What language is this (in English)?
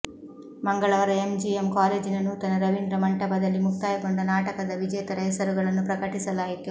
Kannada